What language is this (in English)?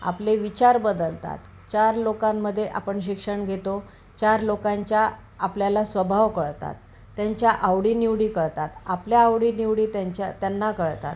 Marathi